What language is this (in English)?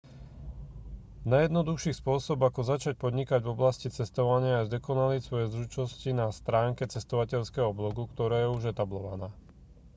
Slovak